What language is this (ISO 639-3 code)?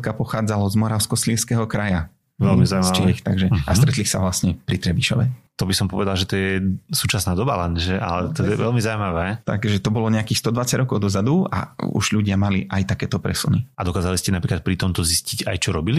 slk